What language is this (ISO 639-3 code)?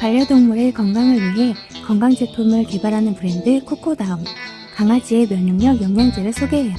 kor